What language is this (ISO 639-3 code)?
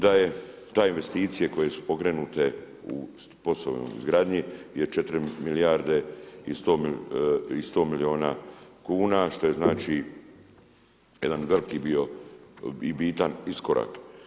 hrv